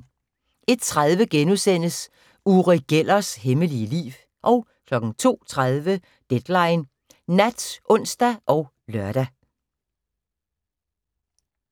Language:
Danish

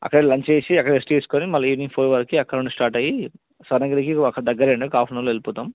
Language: Telugu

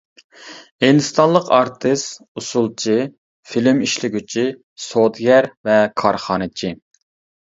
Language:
Uyghur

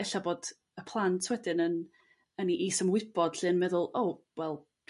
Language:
Welsh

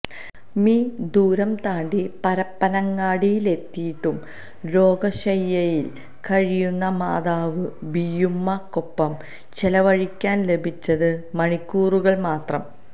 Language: Malayalam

